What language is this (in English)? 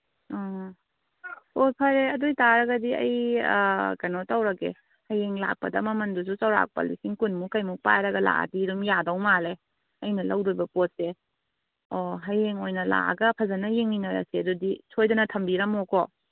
Manipuri